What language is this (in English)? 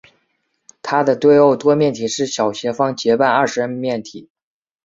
Chinese